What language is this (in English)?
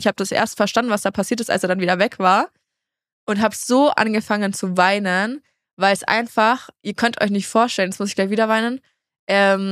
German